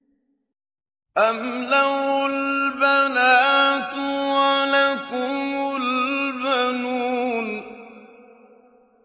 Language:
Arabic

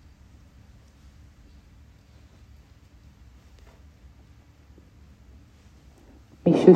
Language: Hebrew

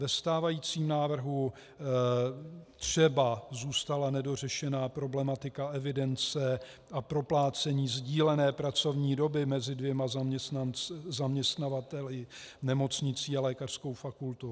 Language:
Czech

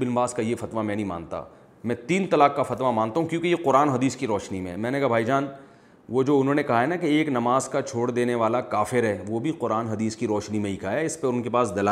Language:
Urdu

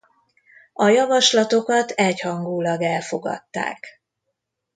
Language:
Hungarian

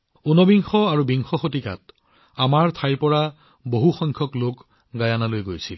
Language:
Assamese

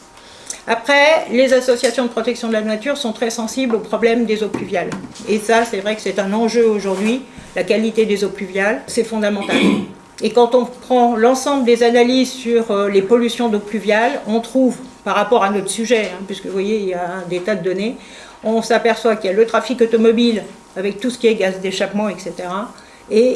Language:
French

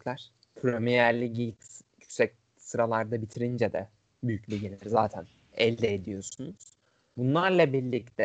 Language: Turkish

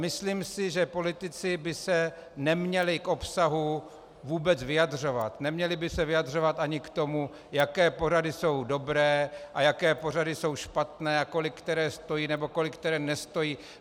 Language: Czech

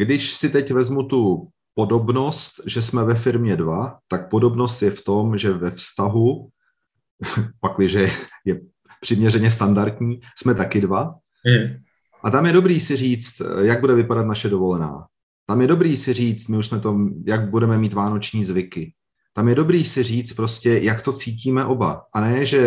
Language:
Czech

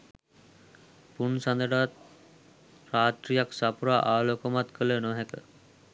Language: Sinhala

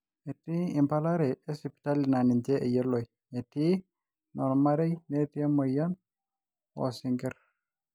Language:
Masai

